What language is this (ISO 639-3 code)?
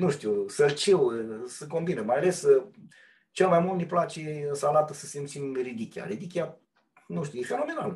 ron